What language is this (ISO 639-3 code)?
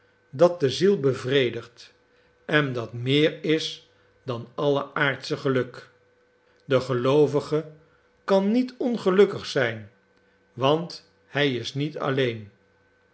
nld